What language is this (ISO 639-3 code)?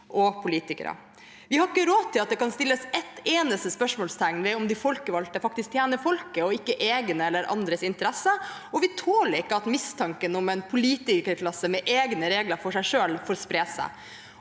nor